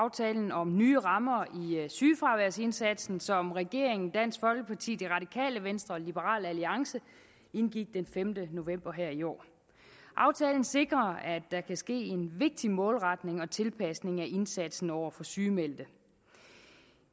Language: Danish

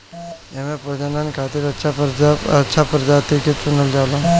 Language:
Bhojpuri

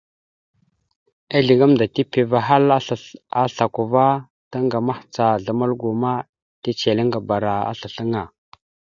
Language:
Mada (Cameroon)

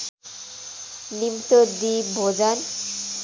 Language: Nepali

